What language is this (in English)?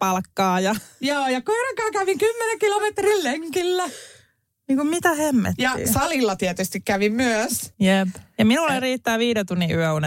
Finnish